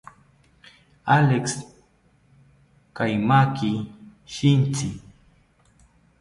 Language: South Ucayali Ashéninka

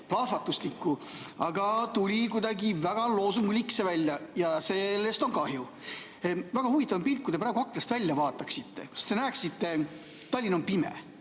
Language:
Estonian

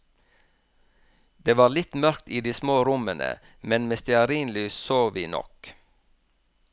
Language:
Norwegian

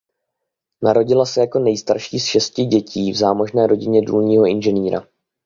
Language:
Czech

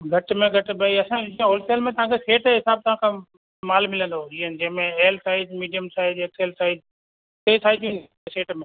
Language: Sindhi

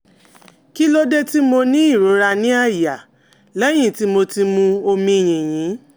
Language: Yoruba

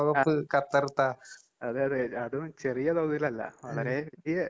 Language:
Malayalam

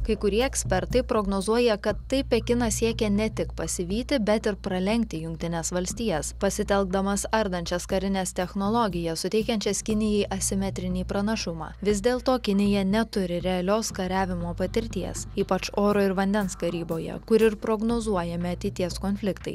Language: Lithuanian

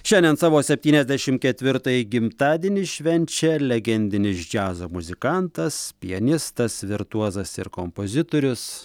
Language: Lithuanian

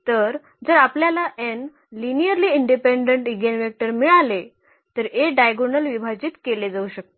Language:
Marathi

